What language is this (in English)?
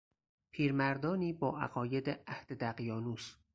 Persian